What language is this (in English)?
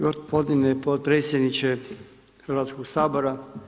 Croatian